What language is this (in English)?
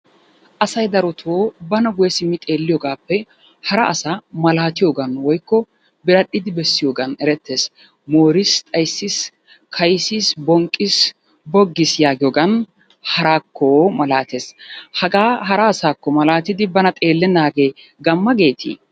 Wolaytta